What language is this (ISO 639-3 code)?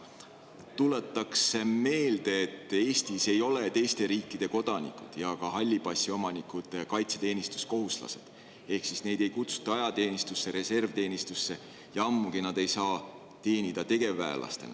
est